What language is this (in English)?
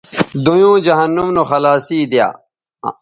Bateri